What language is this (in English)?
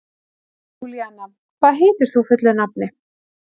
Icelandic